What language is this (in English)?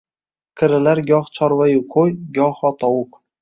Uzbek